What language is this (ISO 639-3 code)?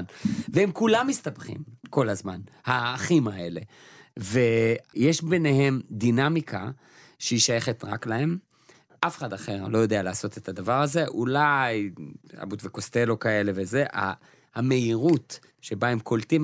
heb